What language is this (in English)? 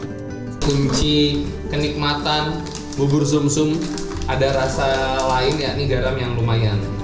Indonesian